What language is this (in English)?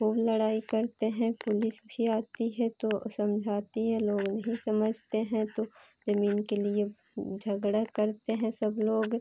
Hindi